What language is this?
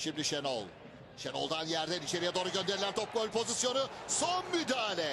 Turkish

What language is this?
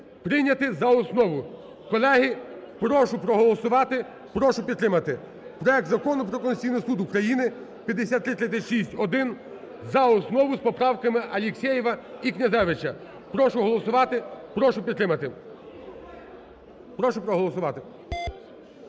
Ukrainian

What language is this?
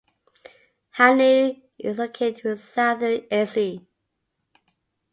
English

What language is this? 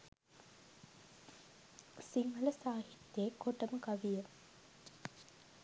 Sinhala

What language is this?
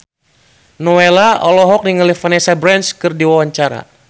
Sundanese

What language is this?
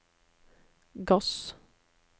Norwegian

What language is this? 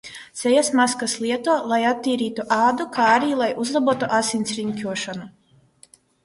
Latvian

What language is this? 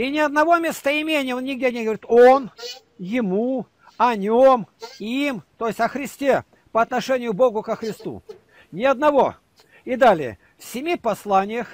Russian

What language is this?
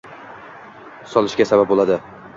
Uzbek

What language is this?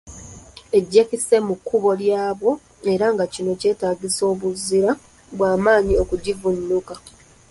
Ganda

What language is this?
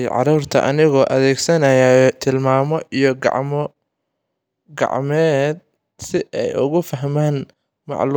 Somali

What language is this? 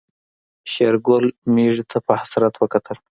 Pashto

